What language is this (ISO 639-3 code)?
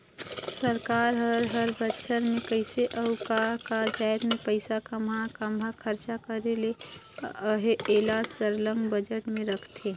hne